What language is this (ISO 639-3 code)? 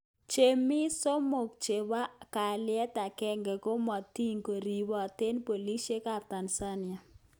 kln